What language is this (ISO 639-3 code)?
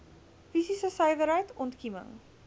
afr